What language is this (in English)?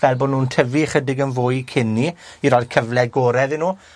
Welsh